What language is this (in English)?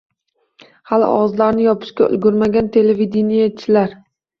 Uzbek